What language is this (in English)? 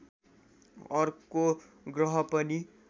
Nepali